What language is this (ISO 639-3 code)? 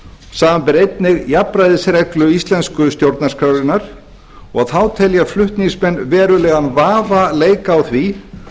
isl